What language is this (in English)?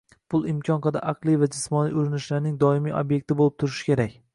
Uzbek